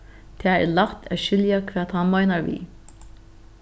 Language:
Faroese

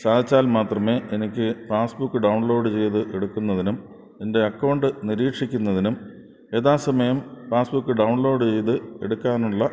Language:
Malayalam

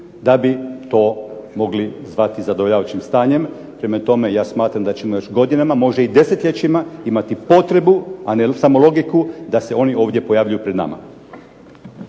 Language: Croatian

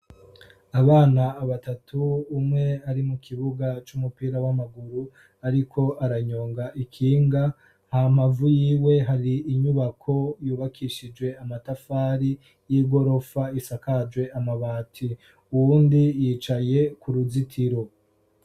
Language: Rundi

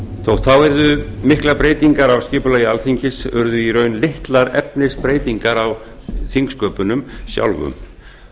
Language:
Icelandic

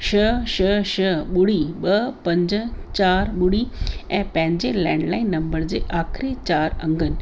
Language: Sindhi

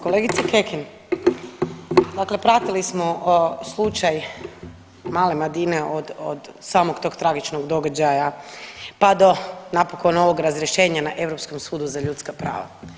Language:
Croatian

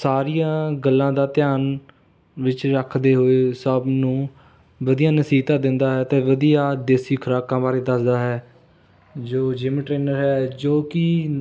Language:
Punjabi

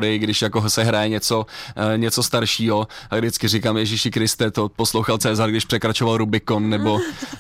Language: Czech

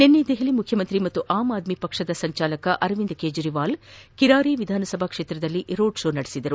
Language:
Kannada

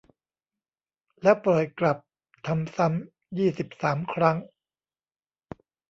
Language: Thai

